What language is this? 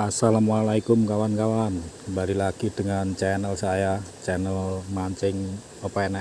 Indonesian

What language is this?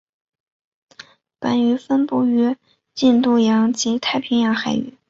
Chinese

